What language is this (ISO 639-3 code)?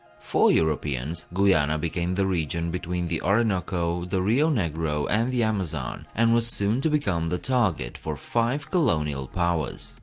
eng